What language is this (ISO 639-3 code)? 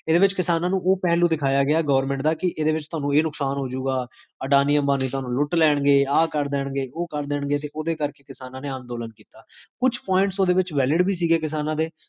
pan